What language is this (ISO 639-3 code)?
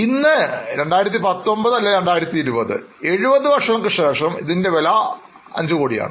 mal